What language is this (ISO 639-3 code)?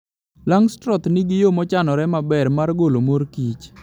luo